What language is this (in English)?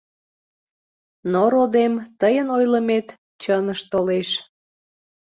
Mari